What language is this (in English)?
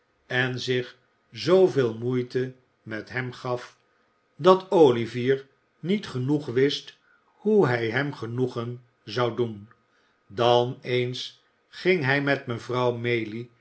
Dutch